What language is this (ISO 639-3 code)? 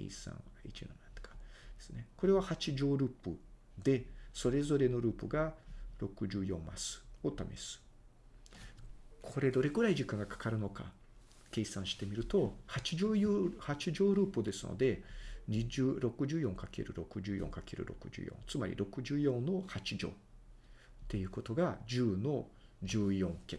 jpn